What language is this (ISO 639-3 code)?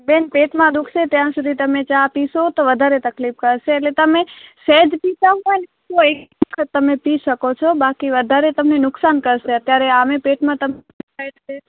guj